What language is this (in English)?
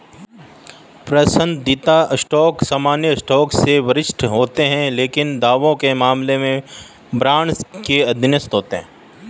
Hindi